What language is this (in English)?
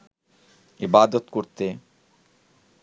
Bangla